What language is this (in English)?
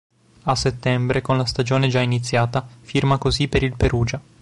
Italian